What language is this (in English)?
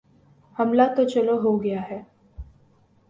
Urdu